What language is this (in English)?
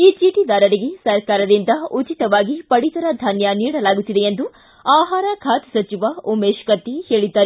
Kannada